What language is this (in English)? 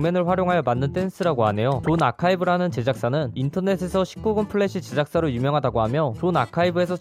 Korean